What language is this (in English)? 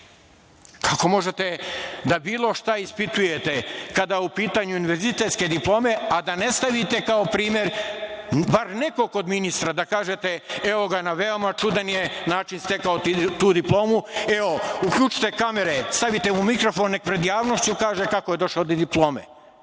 Serbian